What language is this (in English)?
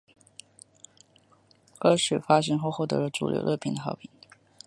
Chinese